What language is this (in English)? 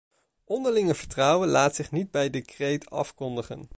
Dutch